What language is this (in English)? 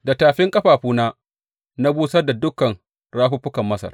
Hausa